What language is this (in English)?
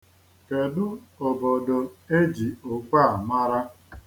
Igbo